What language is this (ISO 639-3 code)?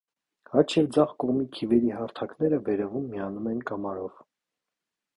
hye